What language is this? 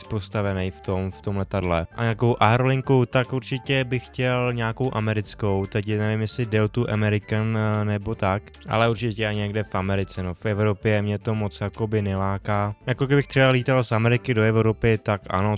Czech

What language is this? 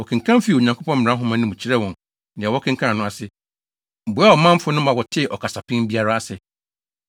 Akan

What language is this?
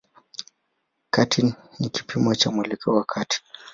Swahili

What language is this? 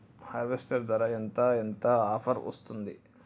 Telugu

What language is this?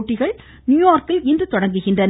Tamil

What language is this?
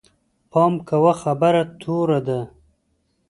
Pashto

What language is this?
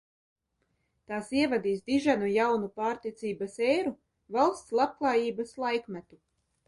Latvian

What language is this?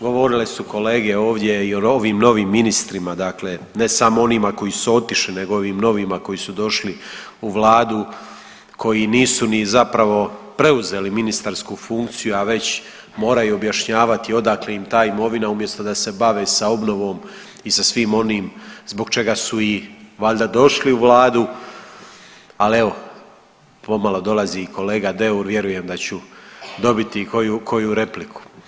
Croatian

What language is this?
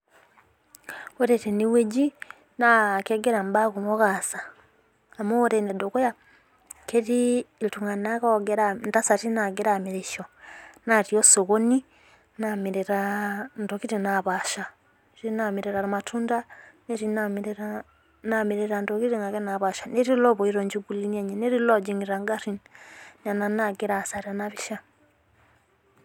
Masai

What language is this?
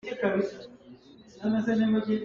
Hakha Chin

